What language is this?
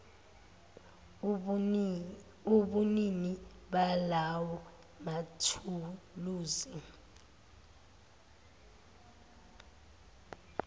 Zulu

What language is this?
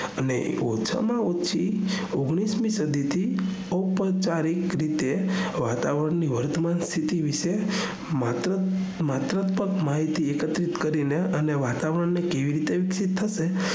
Gujarati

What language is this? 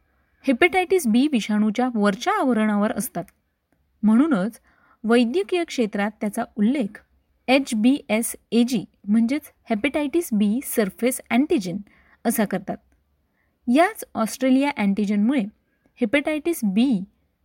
Marathi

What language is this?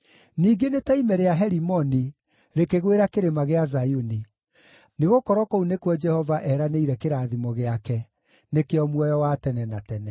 Kikuyu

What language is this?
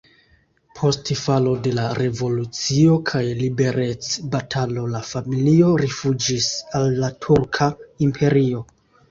Esperanto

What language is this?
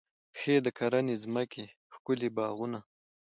Pashto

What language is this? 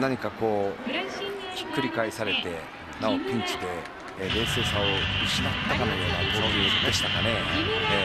Japanese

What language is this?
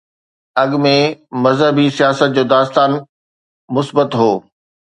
Sindhi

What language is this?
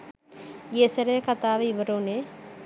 Sinhala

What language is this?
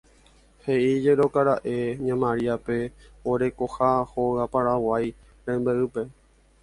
Guarani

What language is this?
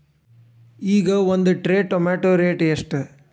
Kannada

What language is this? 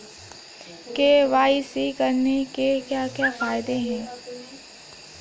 Hindi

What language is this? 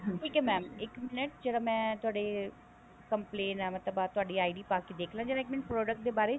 Punjabi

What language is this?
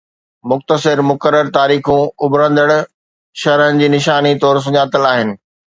Sindhi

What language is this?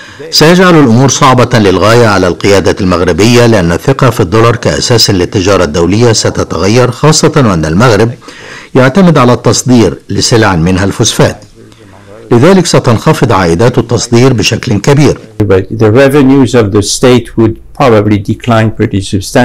Arabic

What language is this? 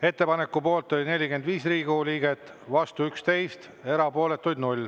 Estonian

